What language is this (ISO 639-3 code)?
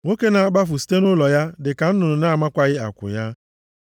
ibo